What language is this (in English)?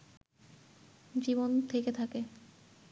Bangla